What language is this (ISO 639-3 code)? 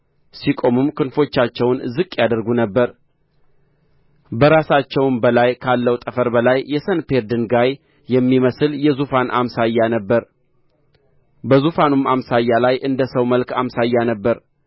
amh